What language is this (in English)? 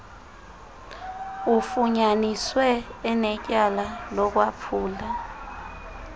Xhosa